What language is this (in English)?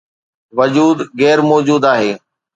Sindhi